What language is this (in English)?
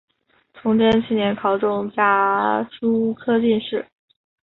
Chinese